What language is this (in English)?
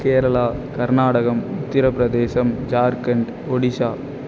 Tamil